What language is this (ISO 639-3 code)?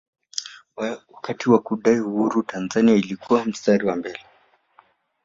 swa